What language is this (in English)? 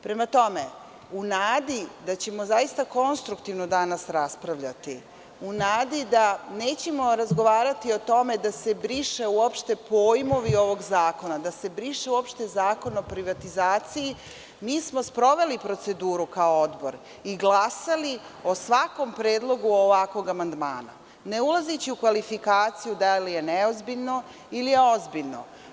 Serbian